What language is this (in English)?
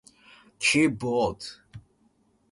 Japanese